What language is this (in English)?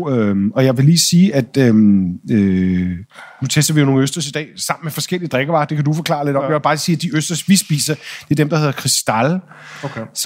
Danish